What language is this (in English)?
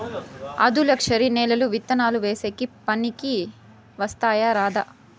Telugu